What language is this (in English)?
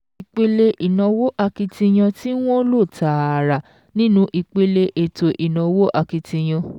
Yoruba